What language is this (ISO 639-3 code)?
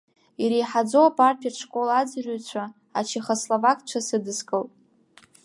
abk